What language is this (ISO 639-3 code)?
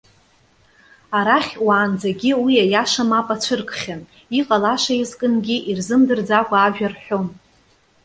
abk